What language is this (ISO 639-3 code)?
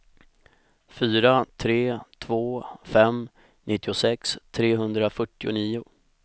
swe